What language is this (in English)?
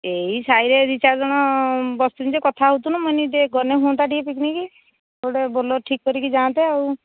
Odia